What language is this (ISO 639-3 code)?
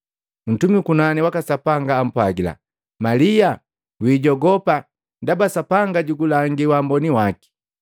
mgv